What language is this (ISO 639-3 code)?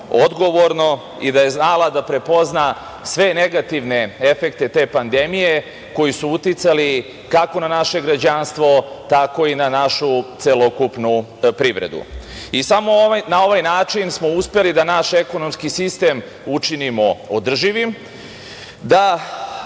srp